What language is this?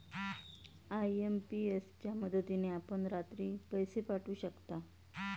Marathi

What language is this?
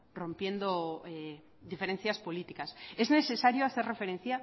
Spanish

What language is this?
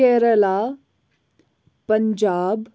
Kashmiri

